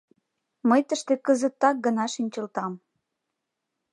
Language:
Mari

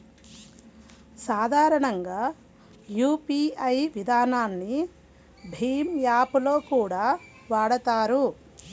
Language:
Telugu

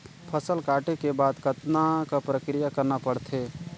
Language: Chhattisgarhi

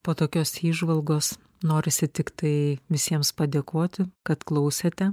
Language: Lithuanian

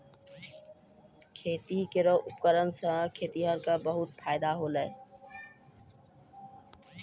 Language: Maithili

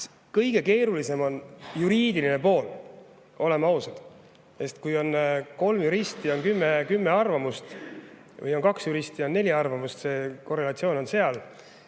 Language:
Estonian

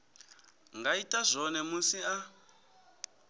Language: Venda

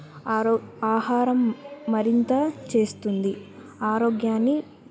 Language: Telugu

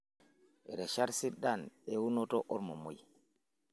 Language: Masai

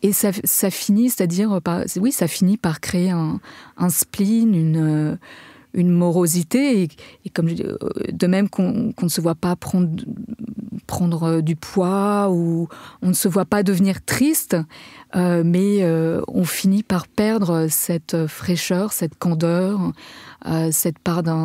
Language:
French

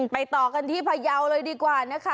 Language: Thai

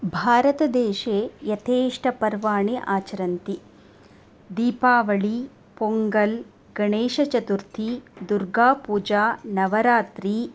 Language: Sanskrit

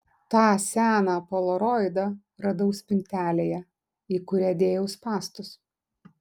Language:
Lithuanian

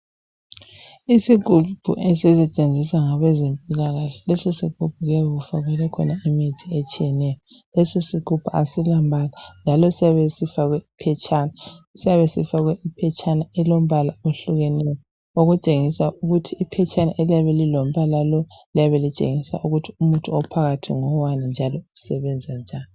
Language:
North Ndebele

